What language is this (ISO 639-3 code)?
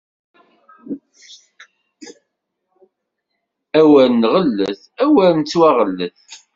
kab